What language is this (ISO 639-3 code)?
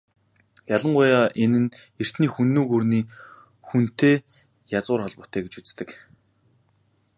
mon